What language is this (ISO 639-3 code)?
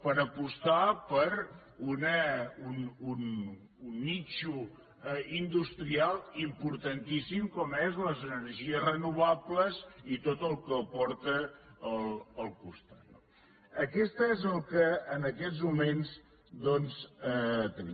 cat